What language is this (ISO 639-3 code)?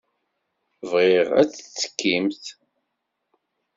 kab